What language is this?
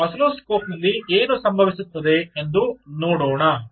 Kannada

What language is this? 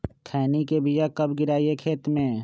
Magahi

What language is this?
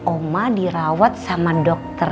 Indonesian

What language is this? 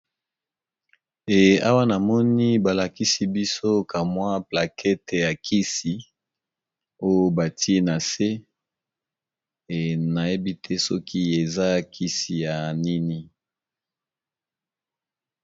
Lingala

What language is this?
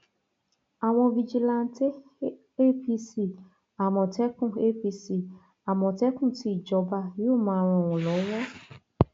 Yoruba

